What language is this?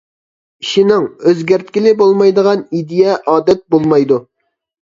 Uyghur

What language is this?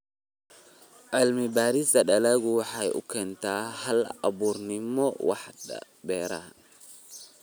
Somali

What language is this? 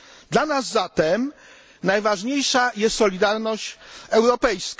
Polish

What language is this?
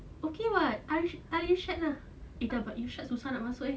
English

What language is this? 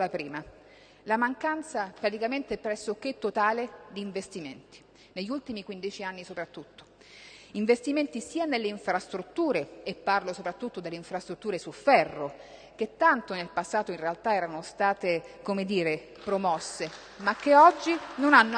Italian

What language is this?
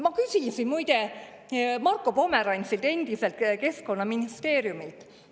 Estonian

